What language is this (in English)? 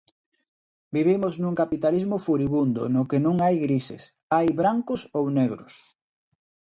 Galician